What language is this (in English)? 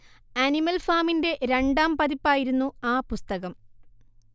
Malayalam